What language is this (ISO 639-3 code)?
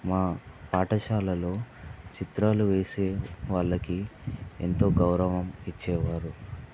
tel